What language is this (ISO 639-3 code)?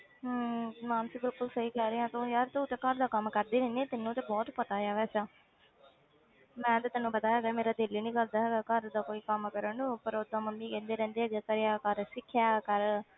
pan